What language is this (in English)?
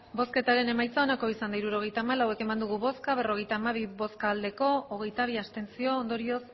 Basque